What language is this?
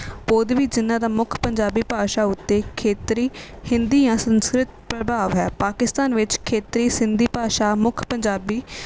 Punjabi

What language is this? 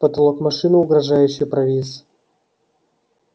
Russian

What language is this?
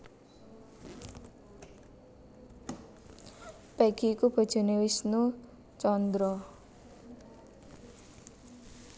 Javanese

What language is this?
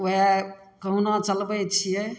Maithili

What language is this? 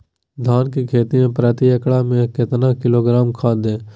Magahi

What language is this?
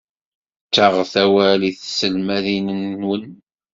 Kabyle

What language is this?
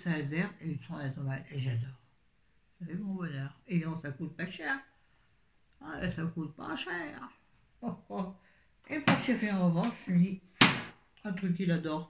French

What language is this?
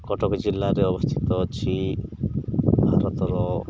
Odia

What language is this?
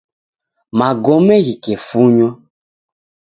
Taita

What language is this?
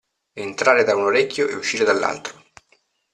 Italian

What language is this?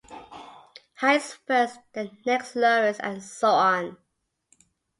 English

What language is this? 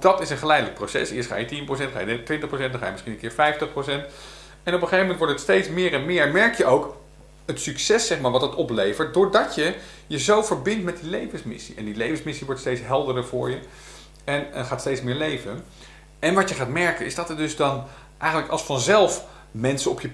Dutch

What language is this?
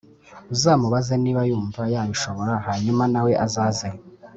Kinyarwanda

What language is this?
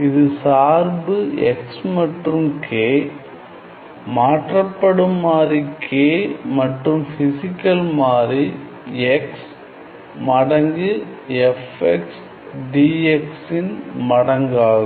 Tamil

